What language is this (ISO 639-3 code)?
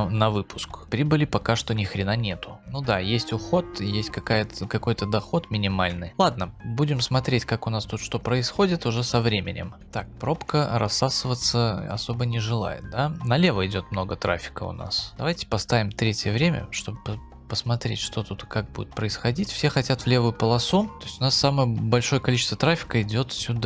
rus